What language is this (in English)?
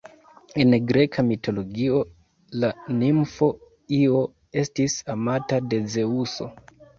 Esperanto